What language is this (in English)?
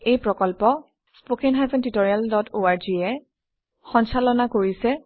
Assamese